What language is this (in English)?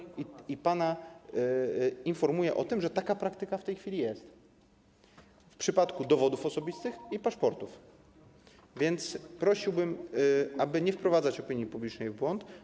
Polish